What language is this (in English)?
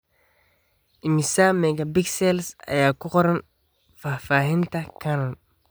Somali